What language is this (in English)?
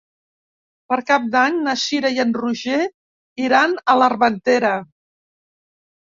Catalan